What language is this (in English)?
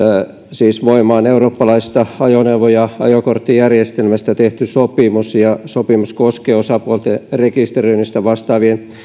Finnish